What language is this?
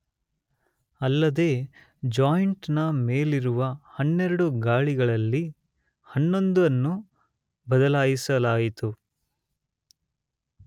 Kannada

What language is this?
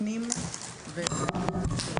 Hebrew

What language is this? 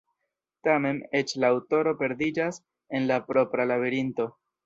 Esperanto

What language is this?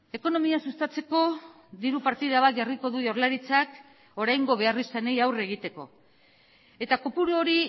Basque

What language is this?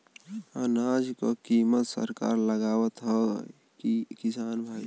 Bhojpuri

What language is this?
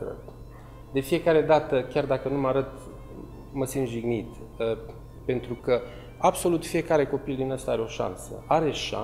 Romanian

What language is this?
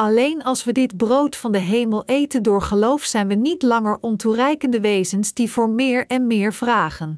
Dutch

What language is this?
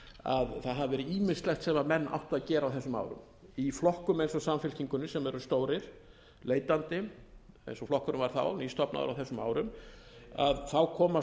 Icelandic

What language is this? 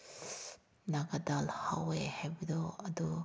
Manipuri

